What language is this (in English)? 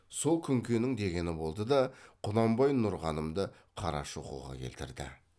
Kazakh